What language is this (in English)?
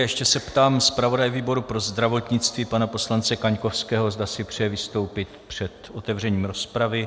Czech